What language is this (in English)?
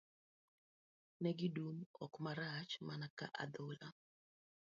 Luo (Kenya and Tanzania)